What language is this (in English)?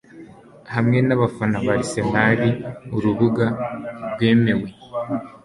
Kinyarwanda